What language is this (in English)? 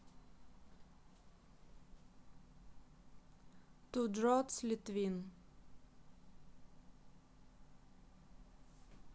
Russian